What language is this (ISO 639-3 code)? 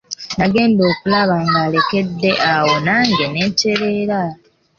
lug